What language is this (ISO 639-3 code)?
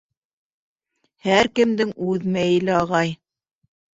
bak